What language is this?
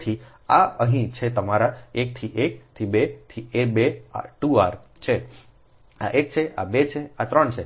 Gujarati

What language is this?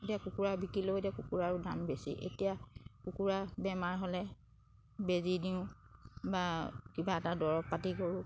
Assamese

